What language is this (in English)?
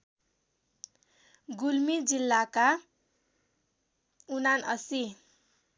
Nepali